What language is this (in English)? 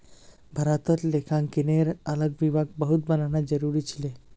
Magahi